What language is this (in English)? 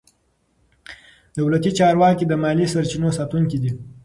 Pashto